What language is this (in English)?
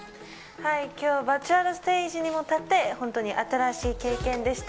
Japanese